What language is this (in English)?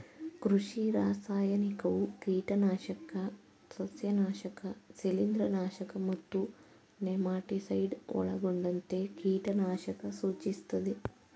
Kannada